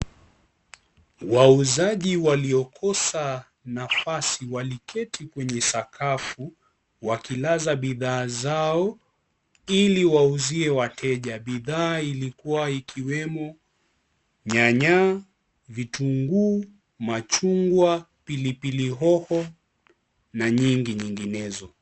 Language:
Swahili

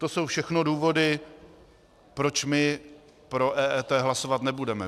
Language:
Czech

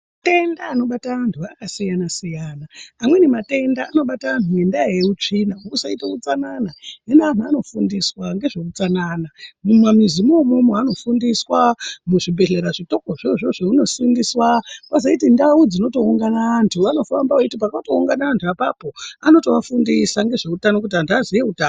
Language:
Ndau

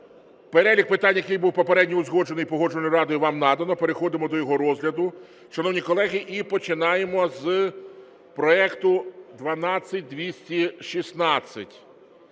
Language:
Ukrainian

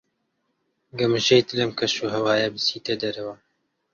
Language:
Central Kurdish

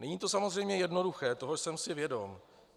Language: Czech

